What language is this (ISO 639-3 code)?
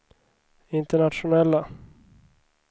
swe